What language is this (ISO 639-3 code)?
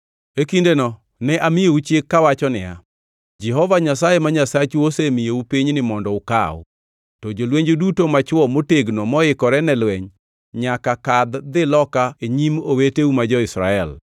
luo